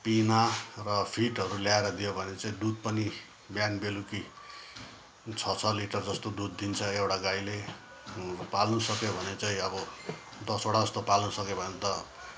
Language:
Nepali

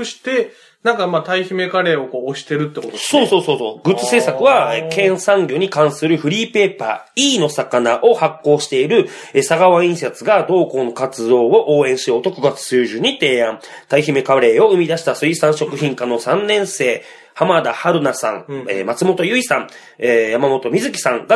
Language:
Japanese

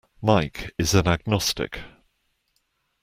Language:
English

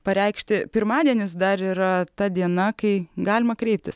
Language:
Lithuanian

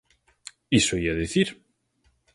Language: Galician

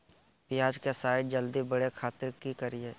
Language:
Magahi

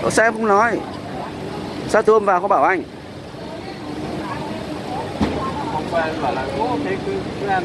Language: Vietnamese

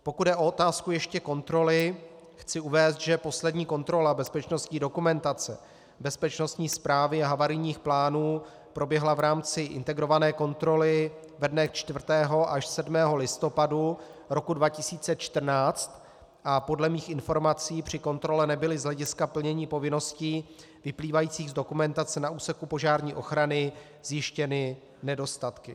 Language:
Czech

